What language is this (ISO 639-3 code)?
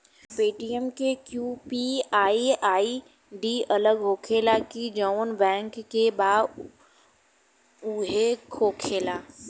bho